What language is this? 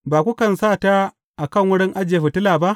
Hausa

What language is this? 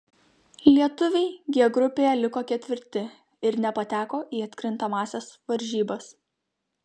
Lithuanian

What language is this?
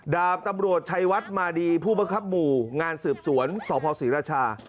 Thai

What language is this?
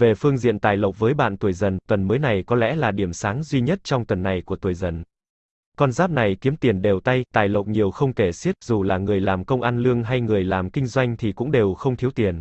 Vietnamese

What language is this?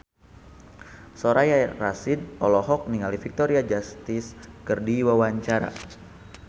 Sundanese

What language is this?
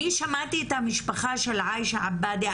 Hebrew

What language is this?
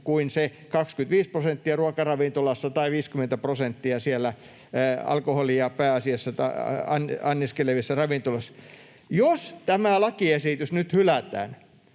Finnish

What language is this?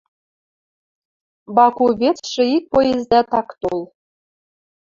Western Mari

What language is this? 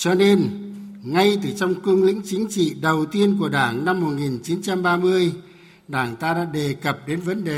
Vietnamese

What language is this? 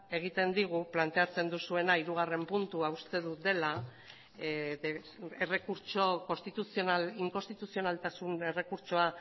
Basque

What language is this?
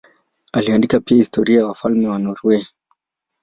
Swahili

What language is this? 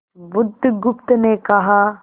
Hindi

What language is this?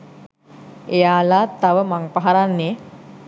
Sinhala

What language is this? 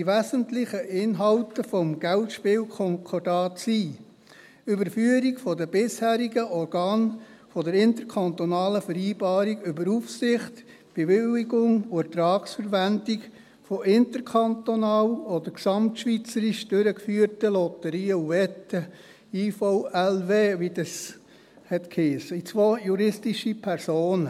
Swiss German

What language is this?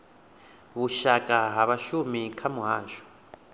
Venda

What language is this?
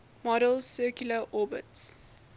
English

